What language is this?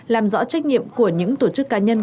Vietnamese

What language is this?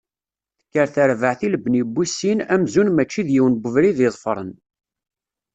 Kabyle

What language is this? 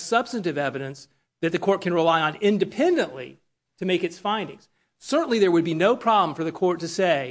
English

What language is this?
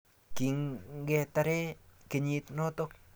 Kalenjin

